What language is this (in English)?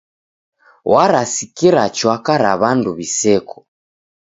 Taita